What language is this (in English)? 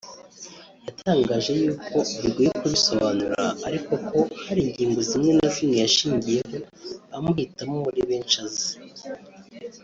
Kinyarwanda